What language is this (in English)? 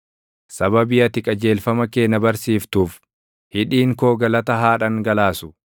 Oromo